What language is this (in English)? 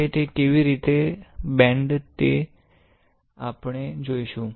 Gujarati